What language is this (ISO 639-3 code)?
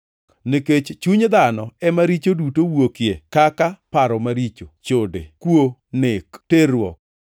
luo